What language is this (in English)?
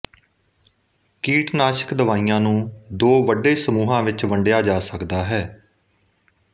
Punjabi